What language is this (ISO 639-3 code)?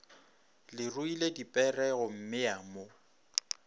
nso